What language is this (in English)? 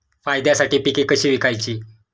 Marathi